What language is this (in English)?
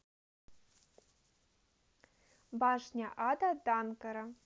Russian